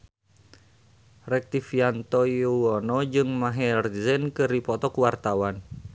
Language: Sundanese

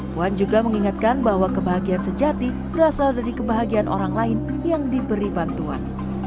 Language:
Indonesian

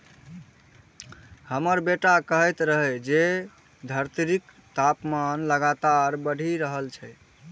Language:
Maithili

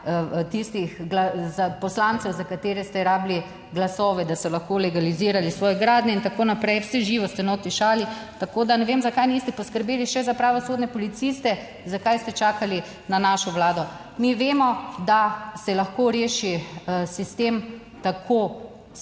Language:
Slovenian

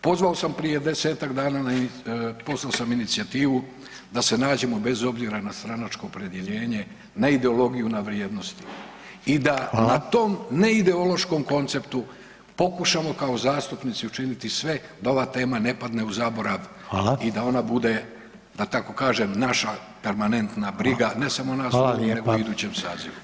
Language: Croatian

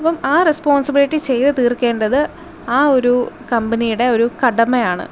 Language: Malayalam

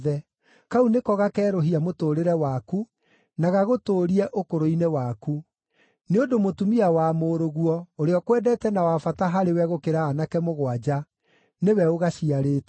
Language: Kikuyu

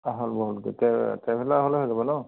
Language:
Assamese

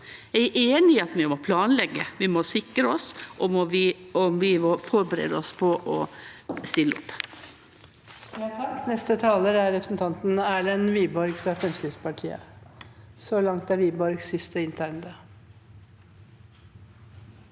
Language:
Norwegian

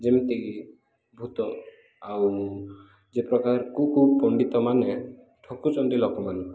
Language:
Odia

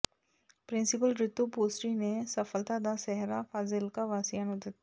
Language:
Punjabi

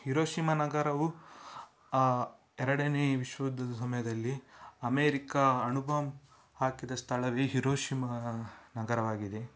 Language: Kannada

